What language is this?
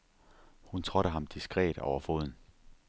Danish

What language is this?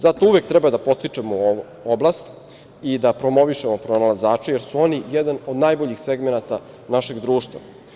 Serbian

